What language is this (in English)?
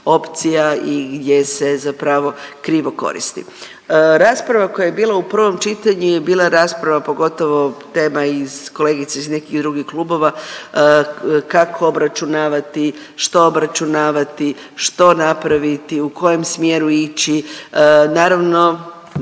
Croatian